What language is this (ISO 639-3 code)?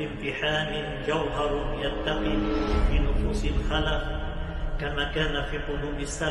ara